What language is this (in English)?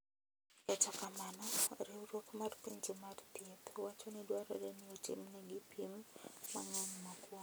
Luo (Kenya and Tanzania)